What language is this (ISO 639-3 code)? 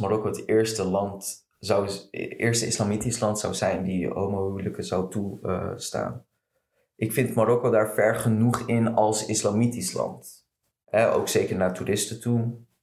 nld